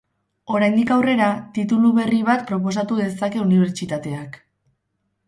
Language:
Basque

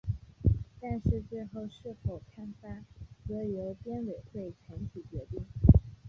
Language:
Chinese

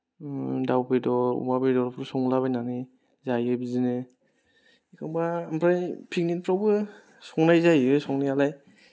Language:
Bodo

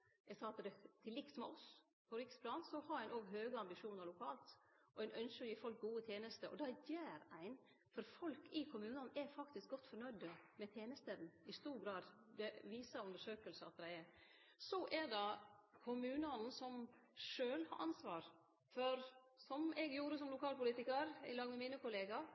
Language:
Norwegian Nynorsk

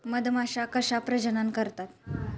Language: Marathi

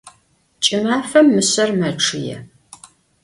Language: Adyghe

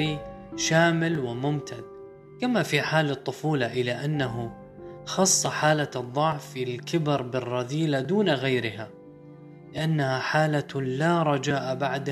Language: Arabic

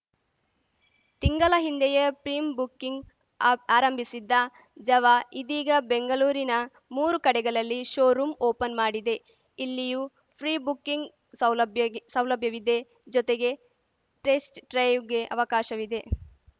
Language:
Kannada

